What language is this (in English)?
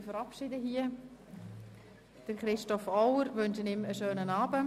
Swiss German